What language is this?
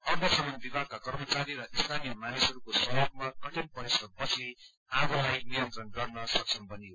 Nepali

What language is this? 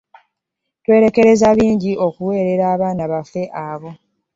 Ganda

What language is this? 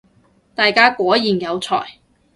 Cantonese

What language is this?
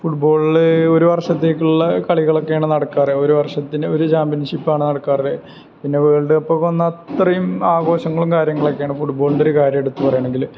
Malayalam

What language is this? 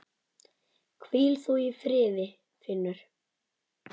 Icelandic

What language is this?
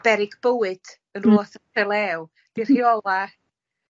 Welsh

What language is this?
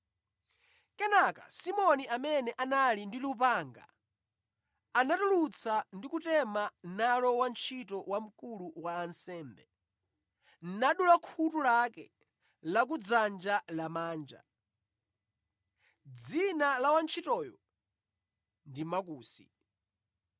Nyanja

